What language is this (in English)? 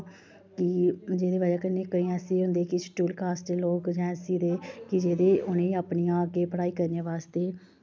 Dogri